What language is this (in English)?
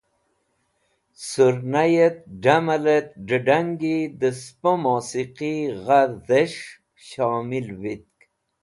Wakhi